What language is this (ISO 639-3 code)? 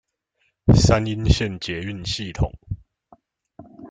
zho